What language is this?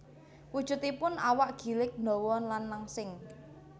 Javanese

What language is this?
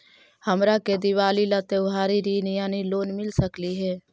Magahi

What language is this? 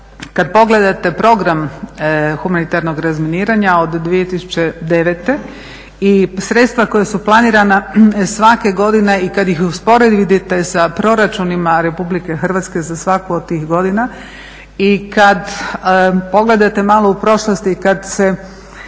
Croatian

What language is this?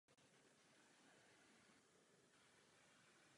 Czech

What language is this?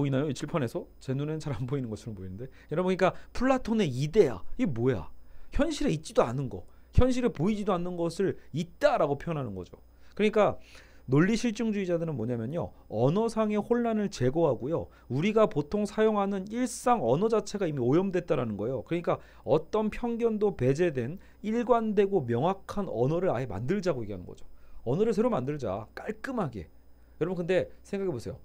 Korean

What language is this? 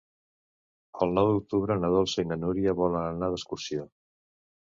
Catalan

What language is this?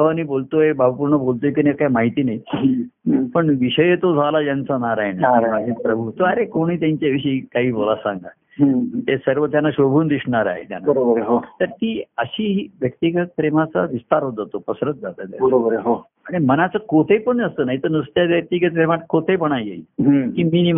Marathi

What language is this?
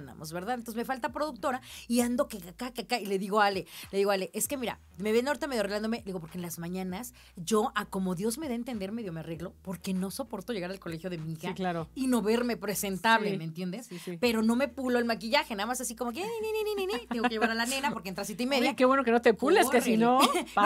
Spanish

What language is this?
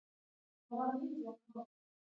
Pashto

